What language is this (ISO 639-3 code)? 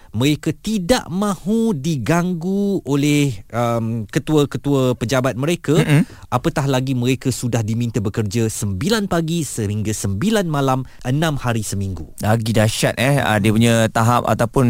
msa